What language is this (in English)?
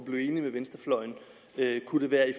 Danish